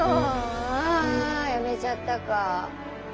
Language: Japanese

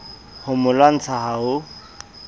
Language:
Southern Sotho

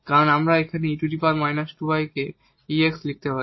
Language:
Bangla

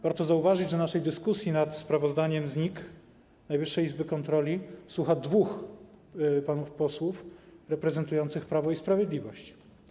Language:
Polish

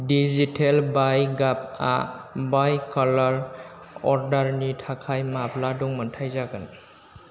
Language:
Bodo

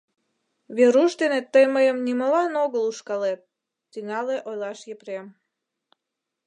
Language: Mari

